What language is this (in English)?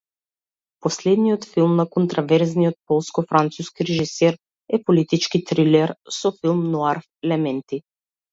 Macedonian